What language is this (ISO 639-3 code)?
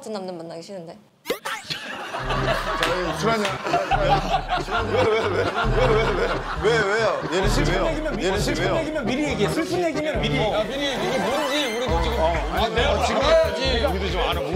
kor